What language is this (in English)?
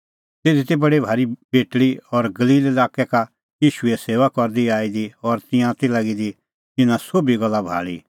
Kullu Pahari